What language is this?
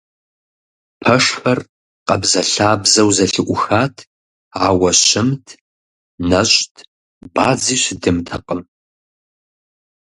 Kabardian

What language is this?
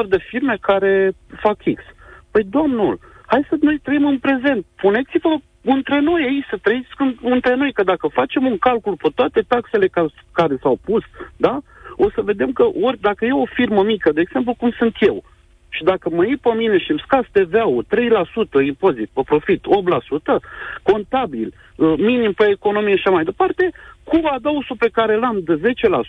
Romanian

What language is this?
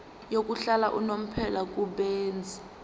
Zulu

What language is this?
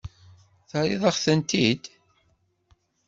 Kabyle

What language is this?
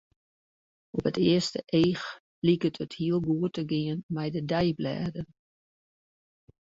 Western Frisian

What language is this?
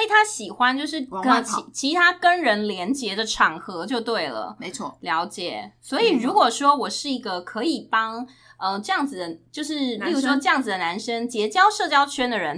Chinese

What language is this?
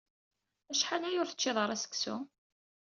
Kabyle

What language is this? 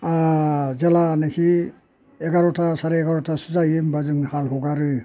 Bodo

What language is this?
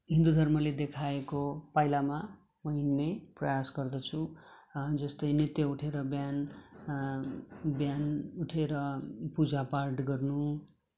Nepali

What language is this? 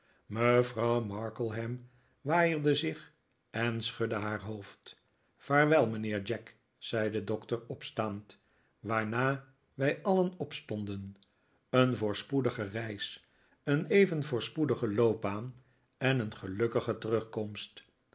Dutch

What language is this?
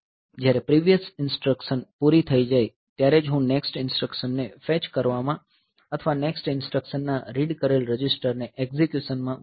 Gujarati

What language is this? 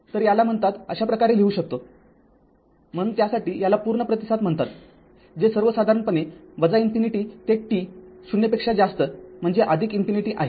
Marathi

